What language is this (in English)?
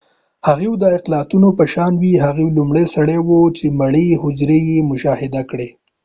Pashto